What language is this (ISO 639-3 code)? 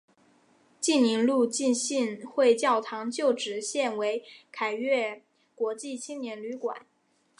zho